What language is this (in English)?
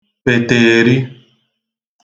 Igbo